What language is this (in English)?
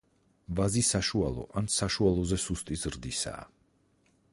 Georgian